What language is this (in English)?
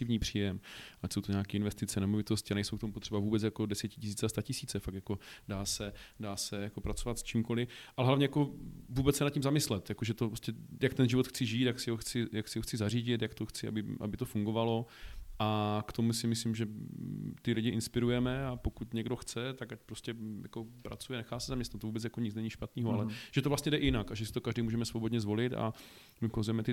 Czech